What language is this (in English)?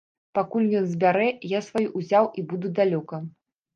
Belarusian